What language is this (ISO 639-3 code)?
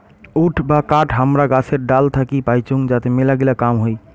ben